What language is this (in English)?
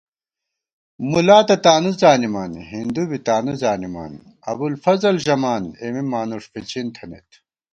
Gawar-Bati